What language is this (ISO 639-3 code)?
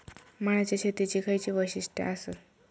mar